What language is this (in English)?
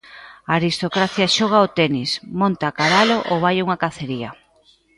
Galician